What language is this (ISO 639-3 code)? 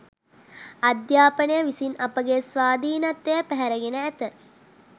sin